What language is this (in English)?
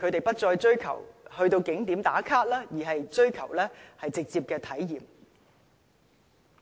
Cantonese